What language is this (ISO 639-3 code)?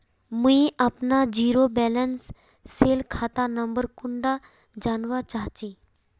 mag